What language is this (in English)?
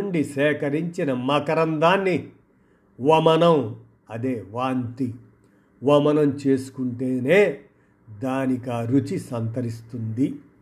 Telugu